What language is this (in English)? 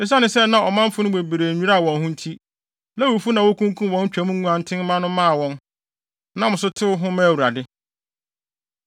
Akan